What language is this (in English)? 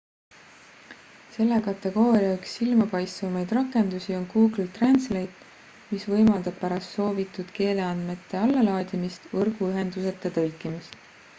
Estonian